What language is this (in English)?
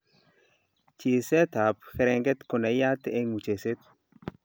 Kalenjin